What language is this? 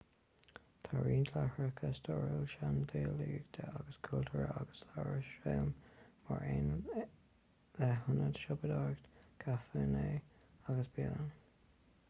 Irish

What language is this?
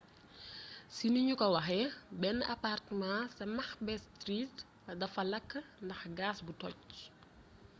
Wolof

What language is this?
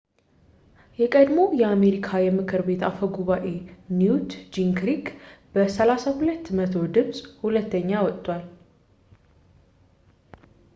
Amharic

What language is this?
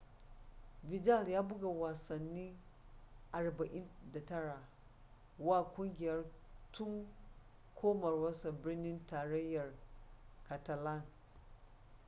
Hausa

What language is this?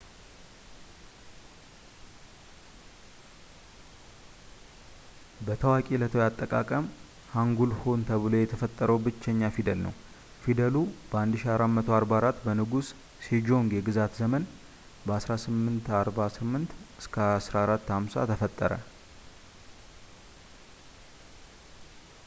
Amharic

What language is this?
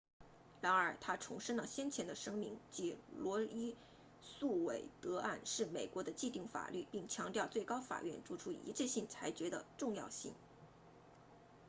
Chinese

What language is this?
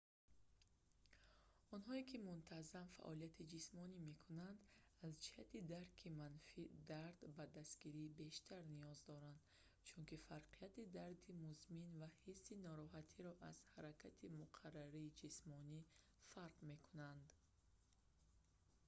Tajik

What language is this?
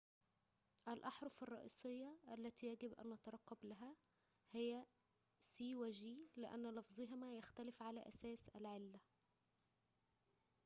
Arabic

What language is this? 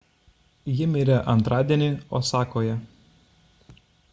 Lithuanian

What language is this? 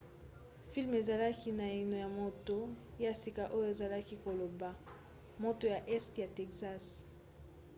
Lingala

